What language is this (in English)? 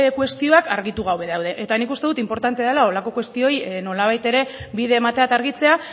Basque